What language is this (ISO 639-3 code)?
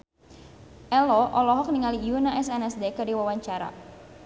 sun